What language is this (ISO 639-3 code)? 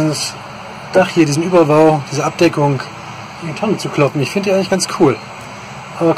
deu